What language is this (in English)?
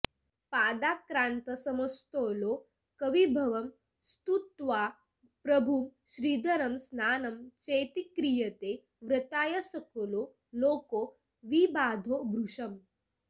Sanskrit